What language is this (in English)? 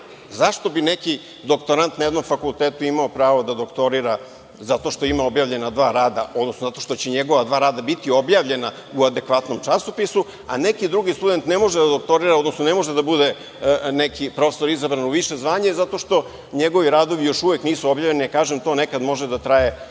Serbian